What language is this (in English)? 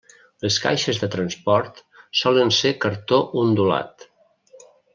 Catalan